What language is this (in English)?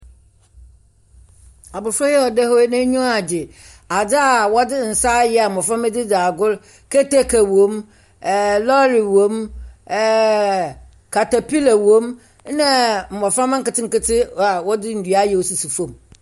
Akan